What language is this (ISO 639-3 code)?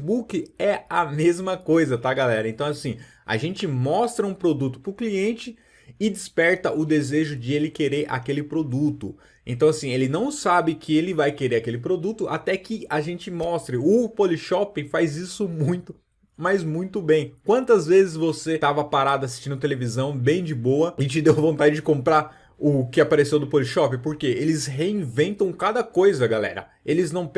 por